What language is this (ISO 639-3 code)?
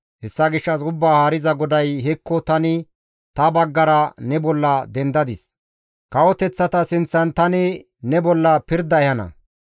gmv